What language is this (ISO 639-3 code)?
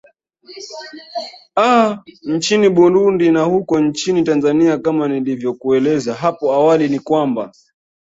swa